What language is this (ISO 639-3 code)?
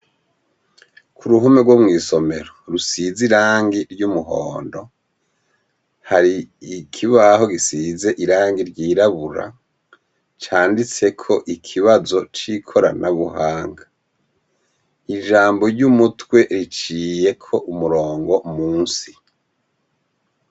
run